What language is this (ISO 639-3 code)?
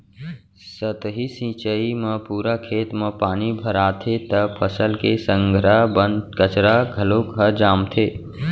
hne